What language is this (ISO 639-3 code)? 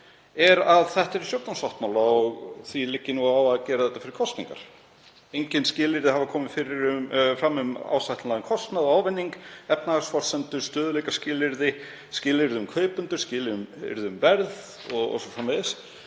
isl